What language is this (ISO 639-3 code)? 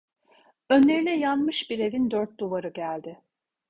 tur